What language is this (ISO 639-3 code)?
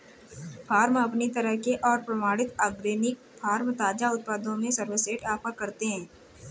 hin